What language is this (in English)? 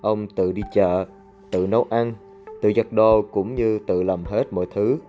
Vietnamese